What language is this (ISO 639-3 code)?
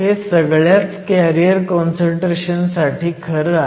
mar